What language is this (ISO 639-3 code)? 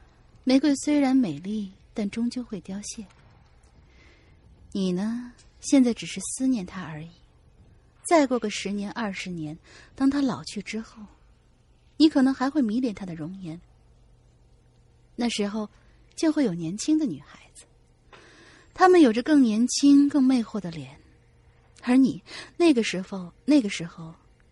zho